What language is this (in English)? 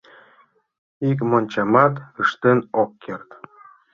Mari